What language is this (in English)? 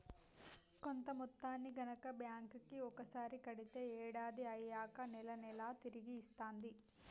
Telugu